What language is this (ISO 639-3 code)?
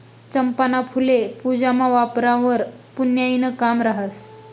mar